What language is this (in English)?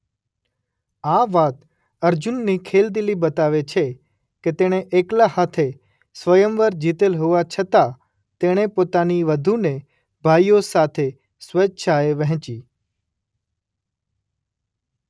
Gujarati